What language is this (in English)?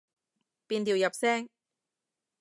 Cantonese